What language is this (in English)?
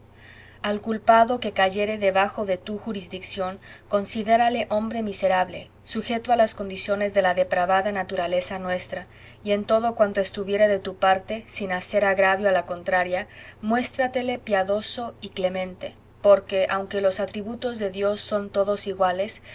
Spanish